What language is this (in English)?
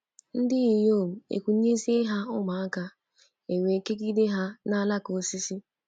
Igbo